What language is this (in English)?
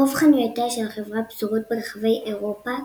Hebrew